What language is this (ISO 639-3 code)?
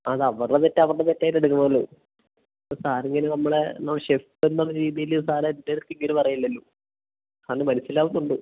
mal